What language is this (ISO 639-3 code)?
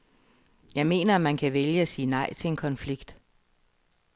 dan